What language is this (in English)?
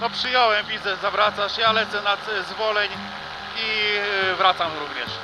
Polish